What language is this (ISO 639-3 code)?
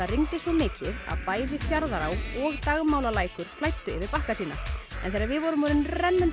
isl